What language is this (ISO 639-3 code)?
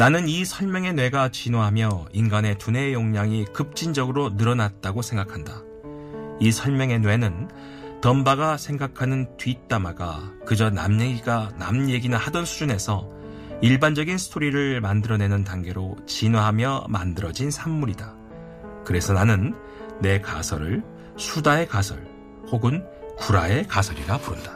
kor